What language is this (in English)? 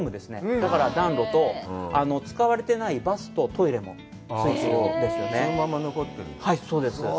Japanese